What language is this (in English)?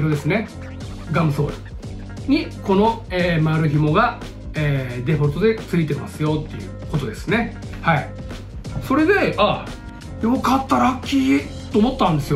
Japanese